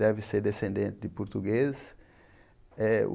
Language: Portuguese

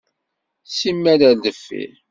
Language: Kabyle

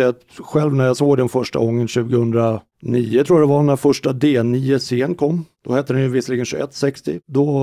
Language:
Swedish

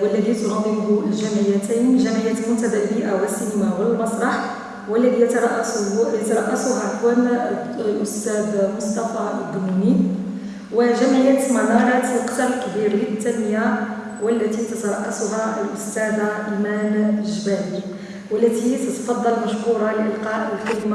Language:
Arabic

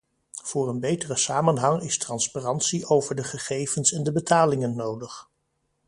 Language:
Dutch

